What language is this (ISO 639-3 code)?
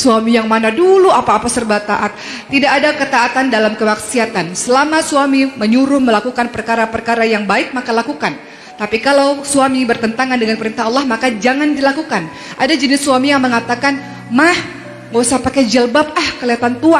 ind